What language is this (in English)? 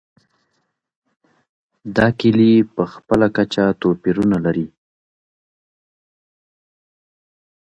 Pashto